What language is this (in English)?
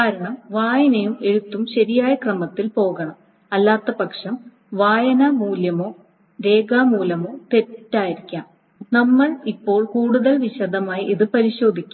Malayalam